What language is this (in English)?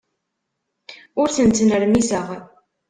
Kabyle